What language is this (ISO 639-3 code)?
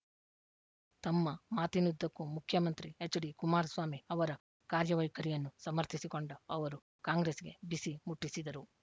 kan